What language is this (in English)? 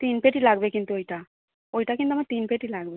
Bangla